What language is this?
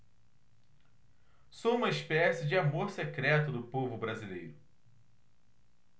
Portuguese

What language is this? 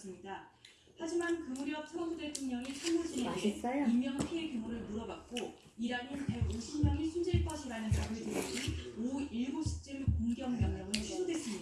Korean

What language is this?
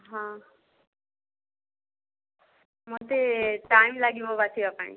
Odia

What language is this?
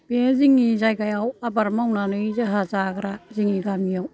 Bodo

